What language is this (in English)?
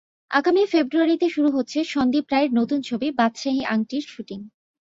Bangla